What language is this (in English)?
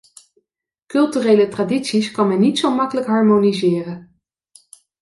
Dutch